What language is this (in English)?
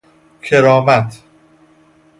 Persian